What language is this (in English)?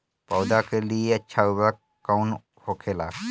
Bhojpuri